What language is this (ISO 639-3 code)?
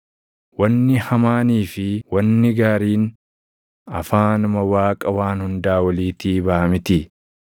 orm